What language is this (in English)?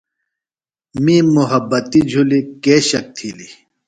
Phalura